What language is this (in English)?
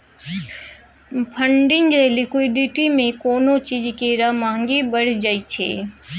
Maithili